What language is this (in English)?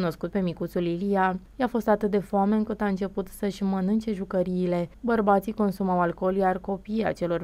Romanian